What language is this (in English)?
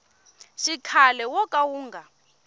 Tsonga